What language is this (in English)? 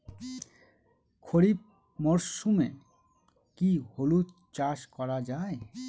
Bangla